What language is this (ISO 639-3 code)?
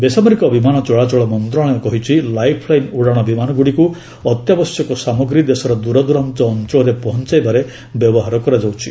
ori